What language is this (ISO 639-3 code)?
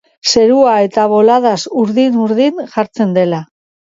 eus